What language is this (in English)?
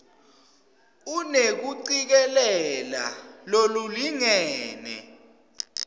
Swati